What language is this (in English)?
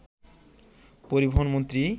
Bangla